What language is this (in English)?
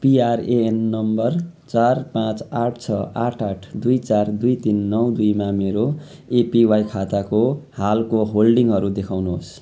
Nepali